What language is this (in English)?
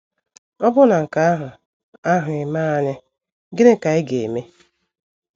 Igbo